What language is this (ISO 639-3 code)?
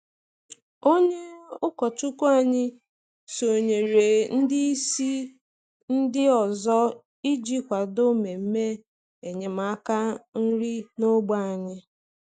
ibo